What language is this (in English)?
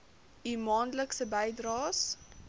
Afrikaans